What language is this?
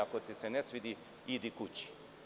Serbian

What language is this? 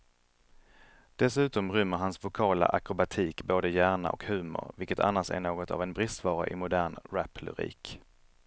Swedish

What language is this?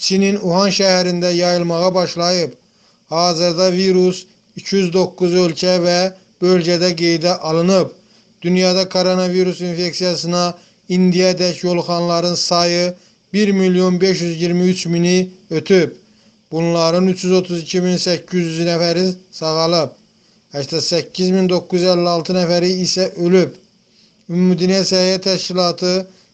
Turkish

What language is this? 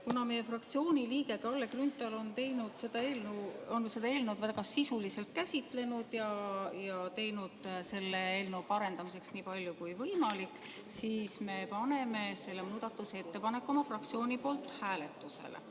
Estonian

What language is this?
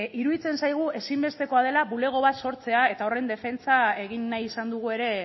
Basque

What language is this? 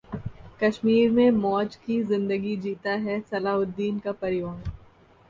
Hindi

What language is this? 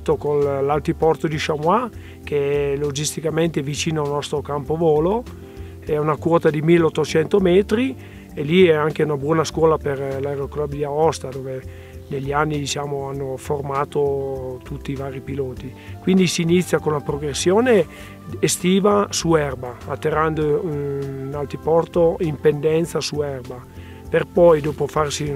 Italian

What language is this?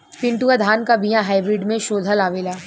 Bhojpuri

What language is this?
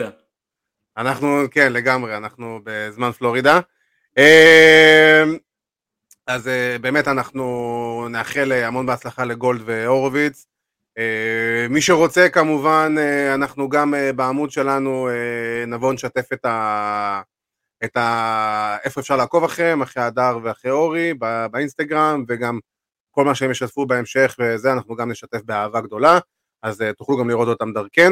Hebrew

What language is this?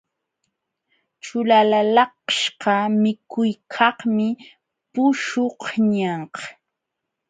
Jauja Wanca Quechua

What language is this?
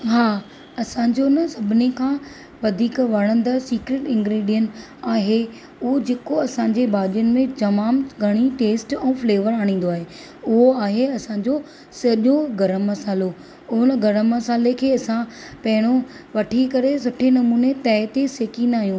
Sindhi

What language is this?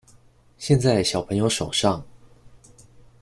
Chinese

